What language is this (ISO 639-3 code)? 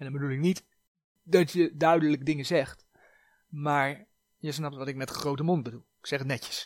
nld